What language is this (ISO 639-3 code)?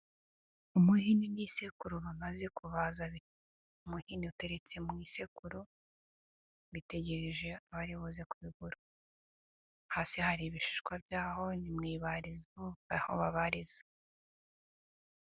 kin